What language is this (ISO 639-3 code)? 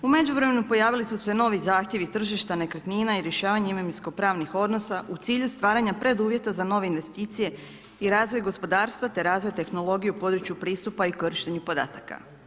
hrv